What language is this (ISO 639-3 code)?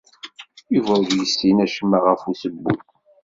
kab